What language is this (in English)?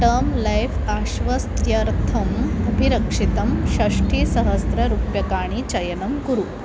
Sanskrit